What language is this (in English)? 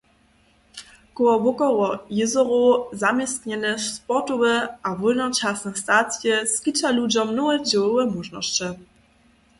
Upper Sorbian